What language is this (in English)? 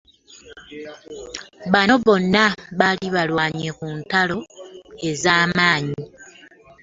Ganda